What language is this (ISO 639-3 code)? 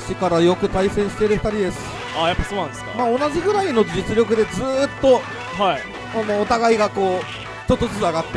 jpn